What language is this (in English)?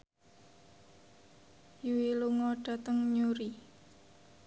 Javanese